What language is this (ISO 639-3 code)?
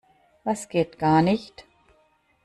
deu